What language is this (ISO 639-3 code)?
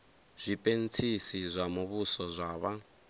ven